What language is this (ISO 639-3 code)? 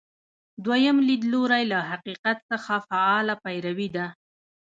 pus